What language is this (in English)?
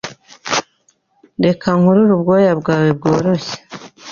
Kinyarwanda